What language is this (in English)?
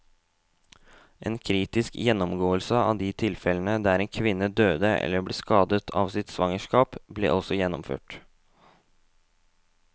Norwegian